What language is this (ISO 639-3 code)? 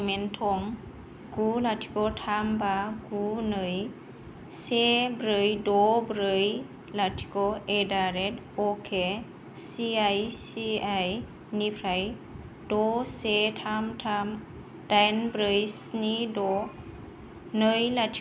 brx